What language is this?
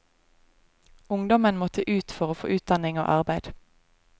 Norwegian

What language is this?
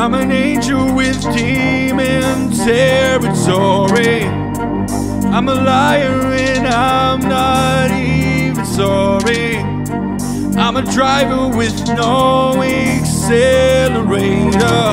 English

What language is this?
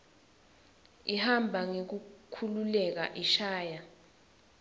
Swati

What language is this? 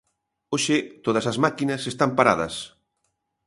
Galician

